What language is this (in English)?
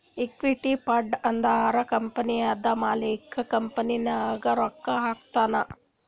Kannada